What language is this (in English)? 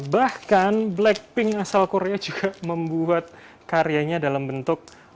Indonesian